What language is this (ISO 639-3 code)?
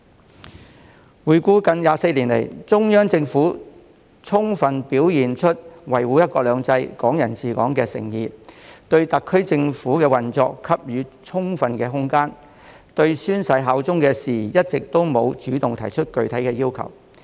yue